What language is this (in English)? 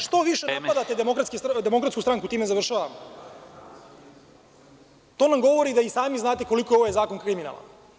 Serbian